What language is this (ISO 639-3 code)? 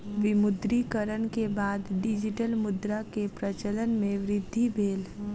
mai